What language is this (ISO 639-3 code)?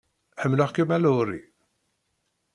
kab